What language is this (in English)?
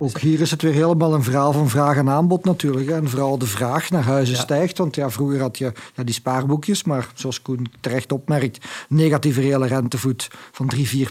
Dutch